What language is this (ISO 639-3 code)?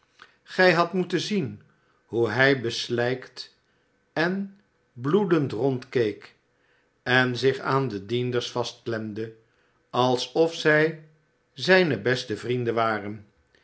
nld